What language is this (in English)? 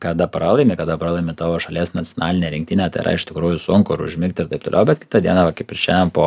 Lithuanian